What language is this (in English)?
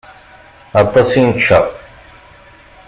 Kabyle